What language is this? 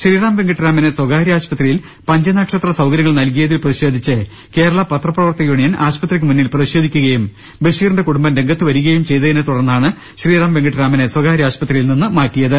Malayalam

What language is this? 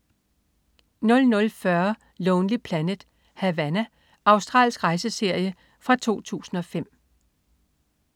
Danish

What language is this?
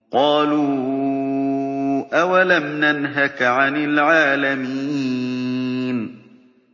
Arabic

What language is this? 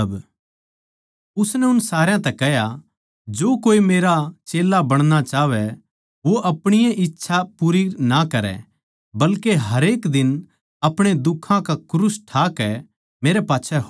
Haryanvi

